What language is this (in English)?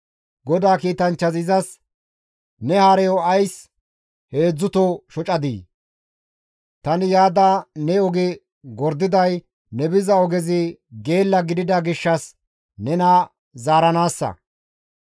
Gamo